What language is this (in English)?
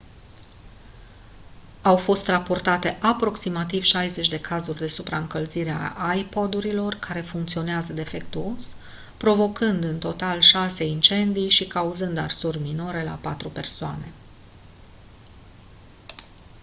Romanian